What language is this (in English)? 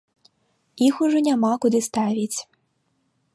Belarusian